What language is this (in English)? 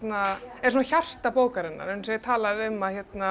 Icelandic